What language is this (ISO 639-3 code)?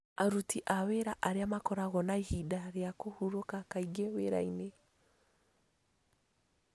kik